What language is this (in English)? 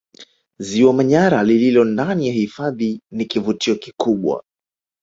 Swahili